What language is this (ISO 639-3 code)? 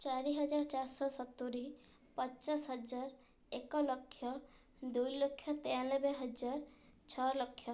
ori